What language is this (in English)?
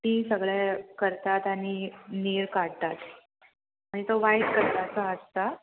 Konkani